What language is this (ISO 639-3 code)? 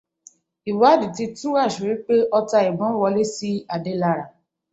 yor